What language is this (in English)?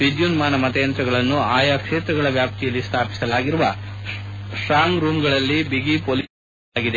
Kannada